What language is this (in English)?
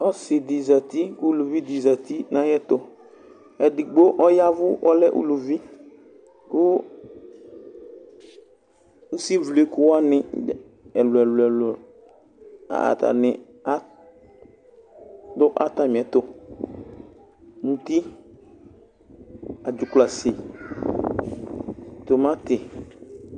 Ikposo